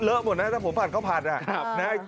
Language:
Thai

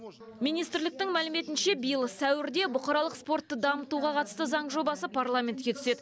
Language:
Kazakh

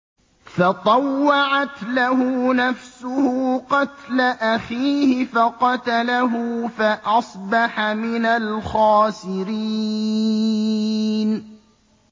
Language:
Arabic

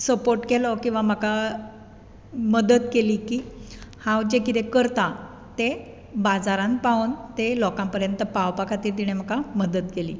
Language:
Konkani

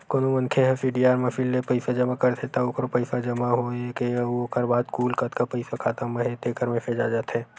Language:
Chhattisgarhi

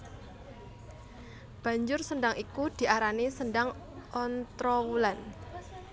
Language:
Javanese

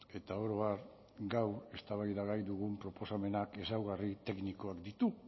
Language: Basque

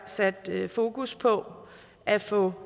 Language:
Danish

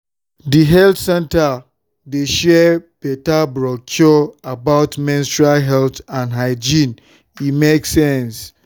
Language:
Nigerian Pidgin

